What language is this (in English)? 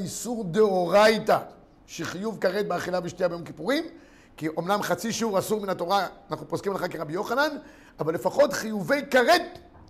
Hebrew